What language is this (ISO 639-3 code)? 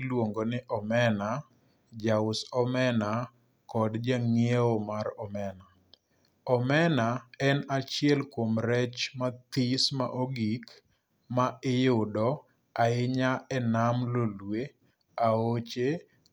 luo